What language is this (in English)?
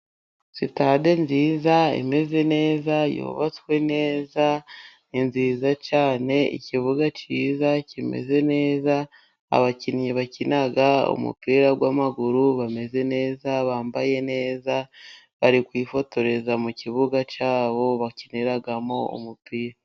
Kinyarwanda